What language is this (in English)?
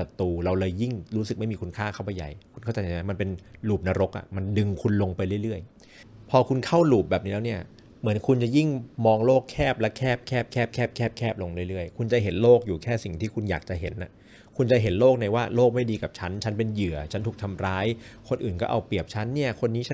Thai